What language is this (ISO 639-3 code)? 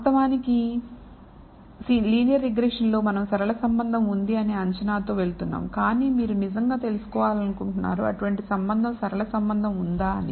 tel